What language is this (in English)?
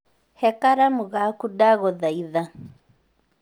Kikuyu